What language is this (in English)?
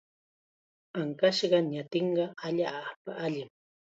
Chiquián Ancash Quechua